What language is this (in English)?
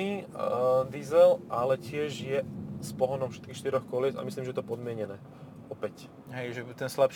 Slovak